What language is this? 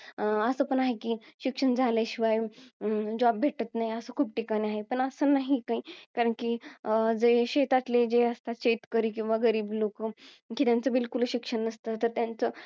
Marathi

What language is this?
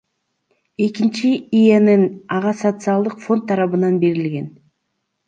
Kyrgyz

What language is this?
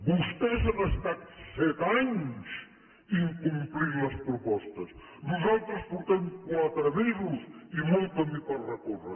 Catalan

